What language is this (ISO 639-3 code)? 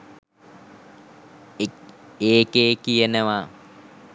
sin